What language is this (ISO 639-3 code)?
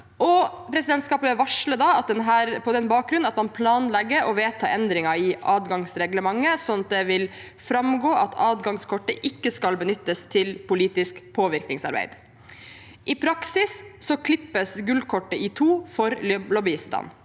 nor